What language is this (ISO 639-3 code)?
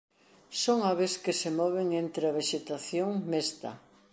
glg